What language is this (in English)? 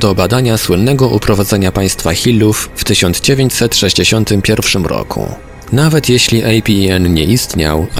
Polish